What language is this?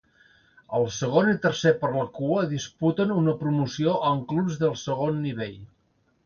Catalan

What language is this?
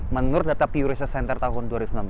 Indonesian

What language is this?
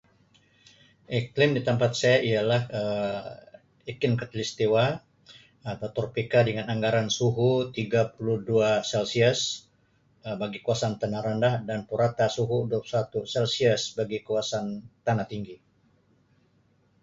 Sabah Malay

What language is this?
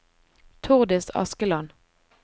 Norwegian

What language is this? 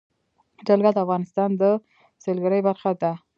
Pashto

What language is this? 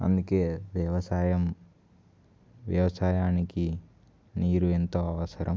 Telugu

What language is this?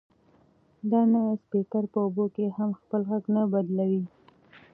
Pashto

